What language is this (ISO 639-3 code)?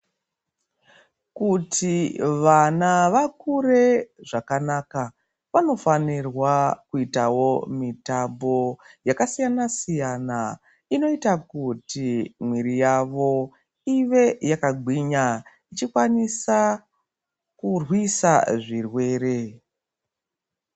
ndc